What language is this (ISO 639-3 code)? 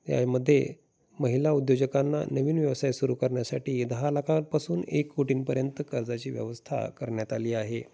mar